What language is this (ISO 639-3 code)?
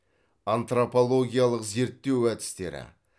kaz